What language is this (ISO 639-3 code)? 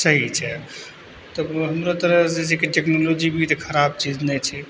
mai